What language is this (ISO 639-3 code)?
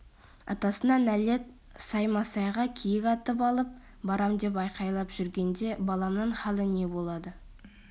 kaz